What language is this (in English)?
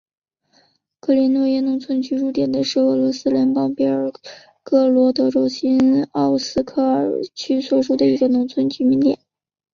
Chinese